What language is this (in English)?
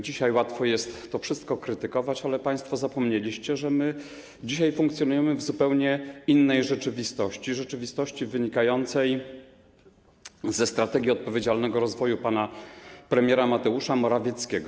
Polish